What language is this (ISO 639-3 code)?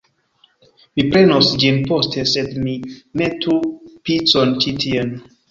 epo